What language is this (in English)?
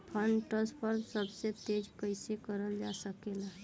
Bhojpuri